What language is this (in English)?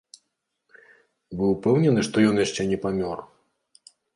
Belarusian